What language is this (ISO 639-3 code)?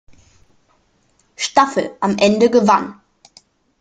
deu